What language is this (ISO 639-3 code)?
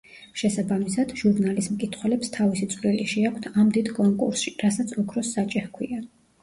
kat